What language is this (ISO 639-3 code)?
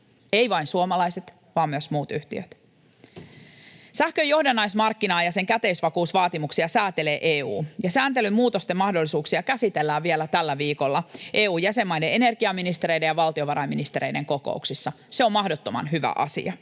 fin